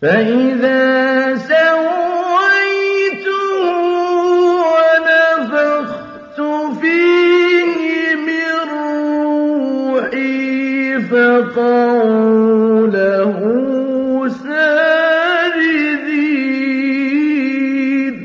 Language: Arabic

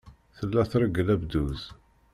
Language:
Kabyle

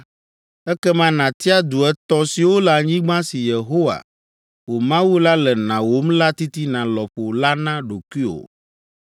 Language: Ewe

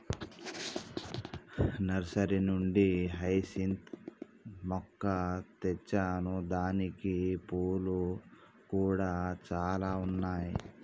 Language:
Telugu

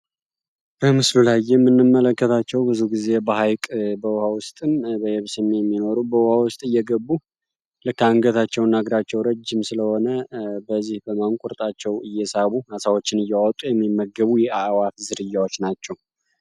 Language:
Amharic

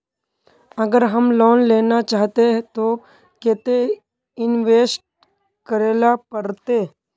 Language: Magahi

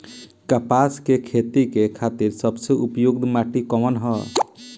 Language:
Bhojpuri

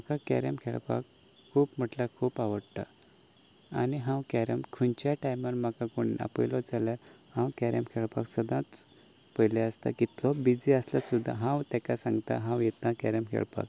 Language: Konkani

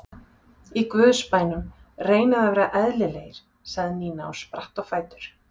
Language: Icelandic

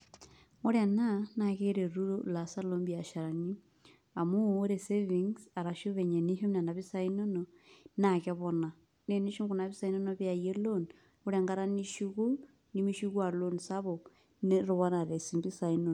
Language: Masai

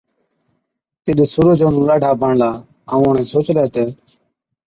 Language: Od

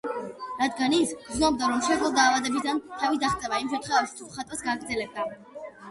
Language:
Georgian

